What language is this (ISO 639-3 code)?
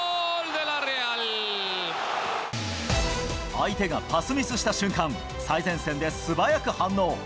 jpn